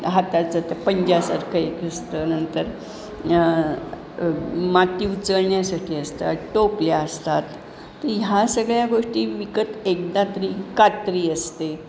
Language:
Marathi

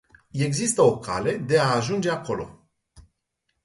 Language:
Romanian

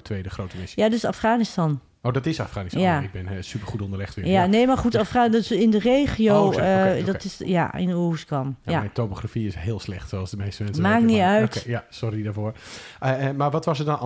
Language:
Dutch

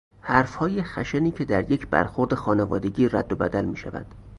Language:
Persian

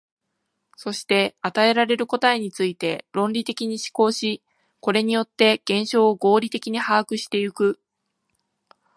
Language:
Japanese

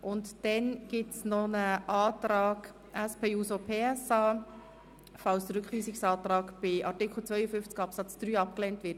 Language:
Swiss German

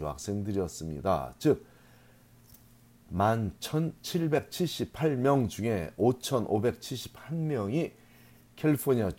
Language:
Korean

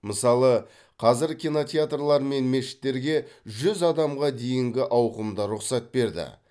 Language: Kazakh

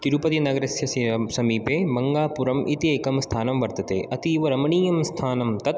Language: Sanskrit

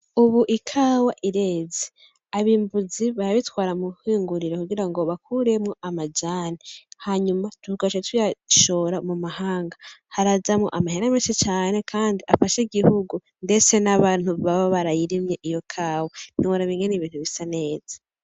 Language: Rundi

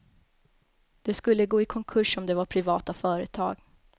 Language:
Swedish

